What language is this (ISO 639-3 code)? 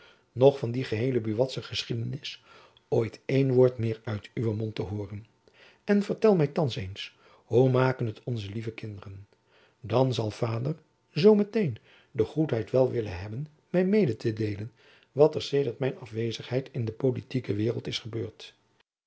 nld